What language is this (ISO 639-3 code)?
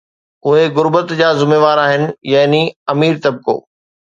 snd